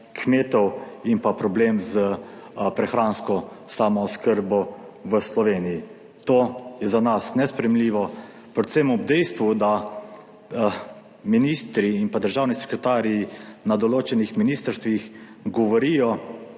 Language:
Slovenian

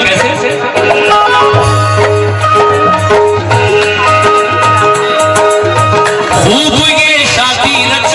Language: Hindi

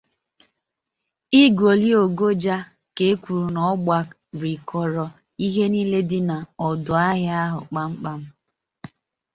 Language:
Igbo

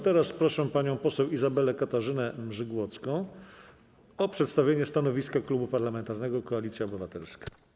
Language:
Polish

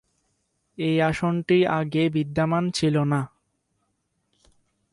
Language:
Bangla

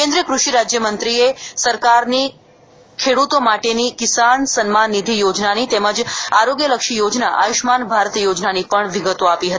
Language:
Gujarati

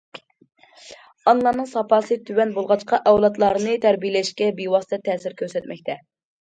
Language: Uyghur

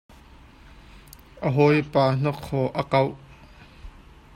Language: Hakha Chin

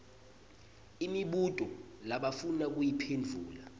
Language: Swati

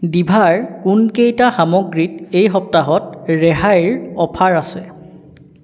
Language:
Assamese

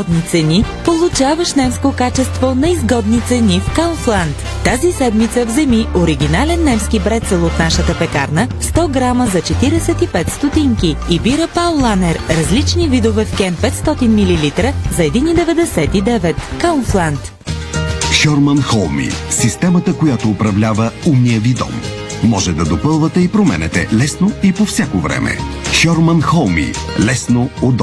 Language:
Bulgarian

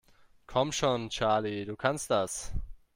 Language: German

